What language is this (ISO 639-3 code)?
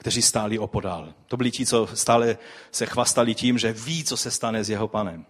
ces